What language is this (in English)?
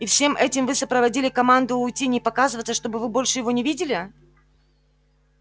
Russian